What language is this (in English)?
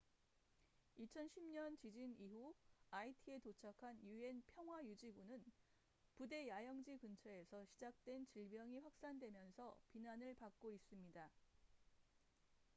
Korean